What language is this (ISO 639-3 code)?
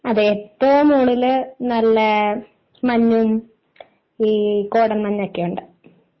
mal